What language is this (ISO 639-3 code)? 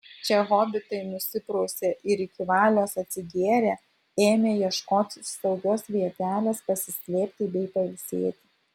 lit